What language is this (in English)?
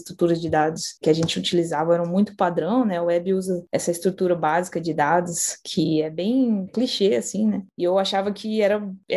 Portuguese